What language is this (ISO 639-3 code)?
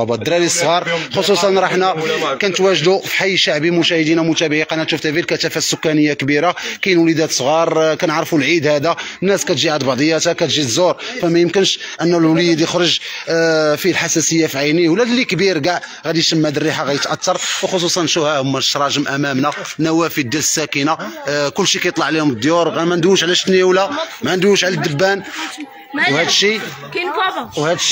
ara